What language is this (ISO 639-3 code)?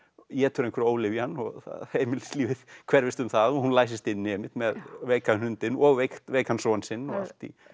isl